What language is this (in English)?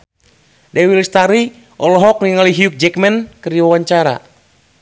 Sundanese